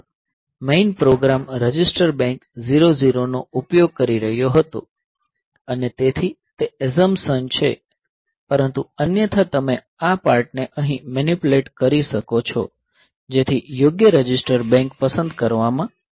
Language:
Gujarati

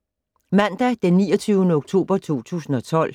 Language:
Danish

